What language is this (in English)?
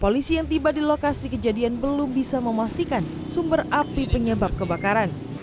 Indonesian